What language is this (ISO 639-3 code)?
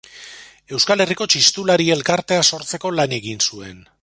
eus